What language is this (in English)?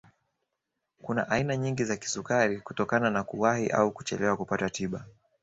Swahili